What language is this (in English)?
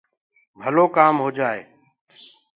Gurgula